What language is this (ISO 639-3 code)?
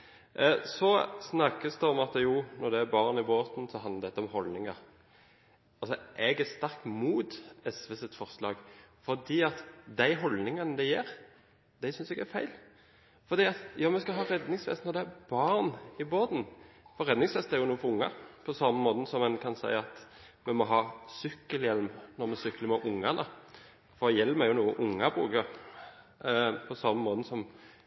nob